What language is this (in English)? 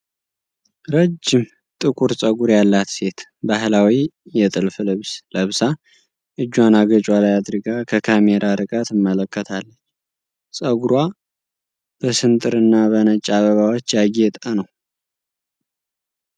Amharic